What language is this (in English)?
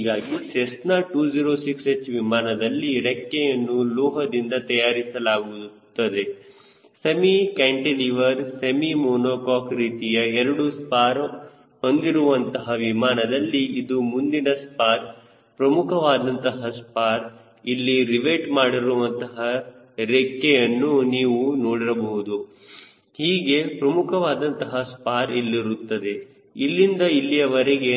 Kannada